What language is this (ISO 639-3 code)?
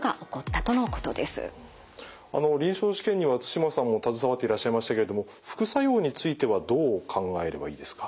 jpn